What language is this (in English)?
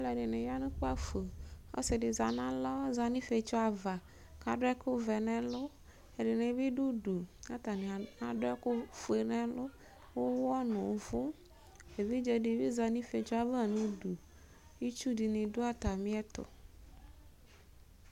Ikposo